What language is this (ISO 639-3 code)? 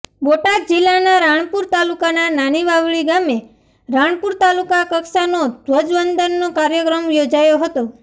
guj